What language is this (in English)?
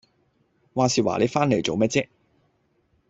Cantonese